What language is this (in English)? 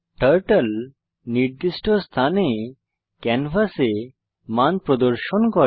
Bangla